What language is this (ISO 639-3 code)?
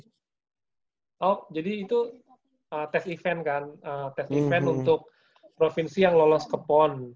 ind